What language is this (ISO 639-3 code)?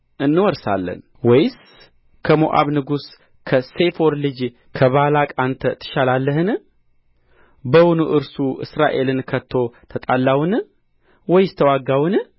amh